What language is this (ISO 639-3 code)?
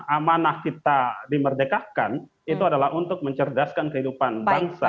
ind